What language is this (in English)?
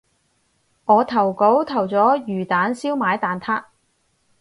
Cantonese